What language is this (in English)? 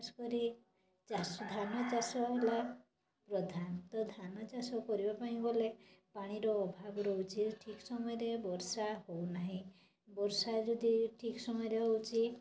Odia